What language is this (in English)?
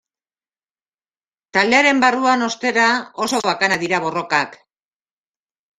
Basque